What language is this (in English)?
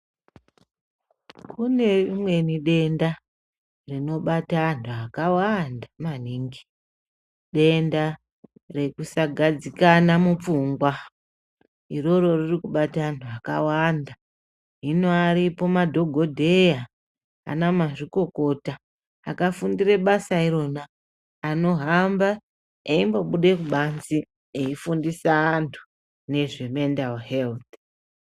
Ndau